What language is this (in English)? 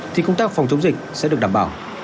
Vietnamese